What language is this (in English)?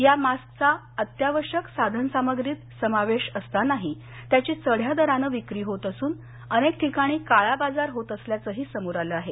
Marathi